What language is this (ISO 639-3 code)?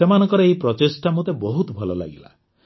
ori